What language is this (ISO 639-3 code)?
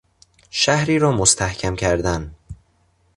fas